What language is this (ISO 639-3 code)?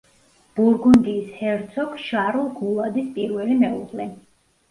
kat